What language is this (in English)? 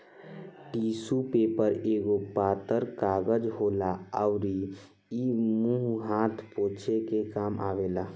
Bhojpuri